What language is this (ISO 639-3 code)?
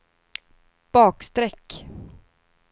swe